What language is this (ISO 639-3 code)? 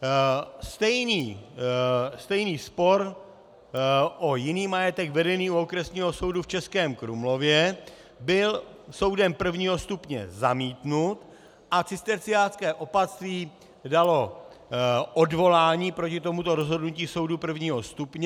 ces